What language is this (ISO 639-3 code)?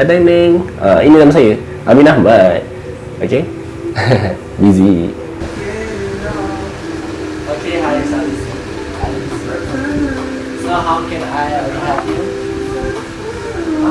msa